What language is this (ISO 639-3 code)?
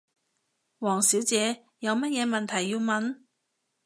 yue